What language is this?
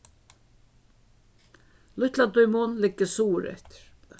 Faroese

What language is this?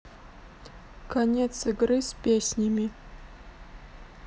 Russian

